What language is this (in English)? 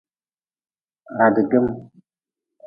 Nawdm